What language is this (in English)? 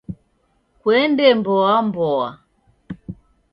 Taita